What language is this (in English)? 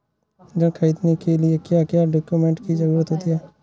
Hindi